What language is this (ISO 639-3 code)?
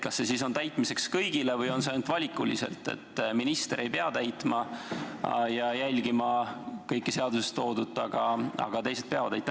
est